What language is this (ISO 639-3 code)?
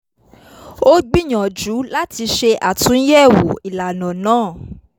yor